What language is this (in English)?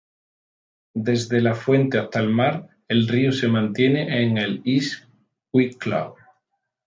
Spanish